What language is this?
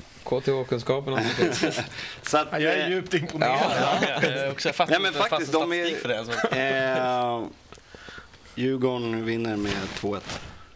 Swedish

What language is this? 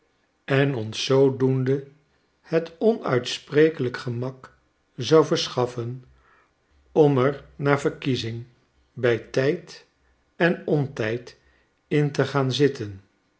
Dutch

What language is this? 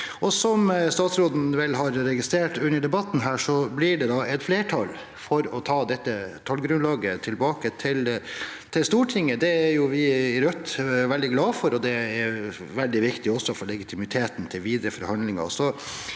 Norwegian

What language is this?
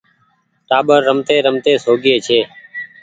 Goaria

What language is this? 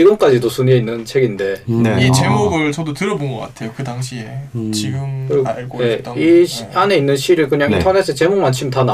Korean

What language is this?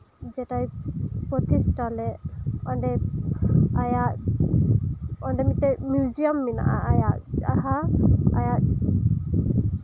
Santali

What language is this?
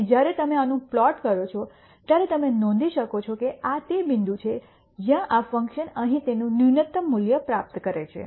Gujarati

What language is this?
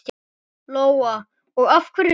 Icelandic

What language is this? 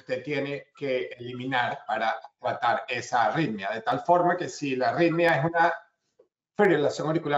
Spanish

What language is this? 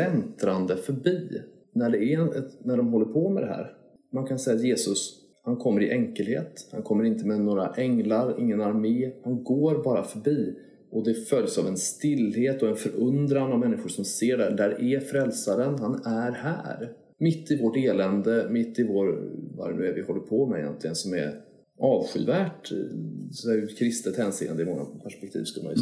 Swedish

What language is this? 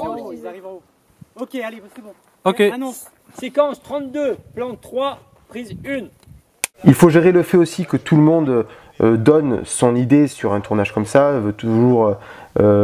French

